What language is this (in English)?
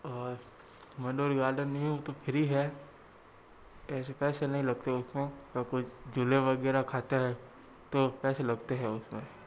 Hindi